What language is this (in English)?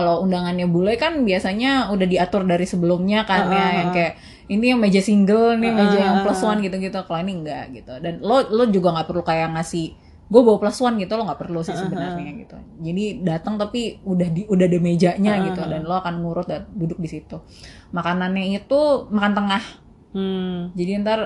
Indonesian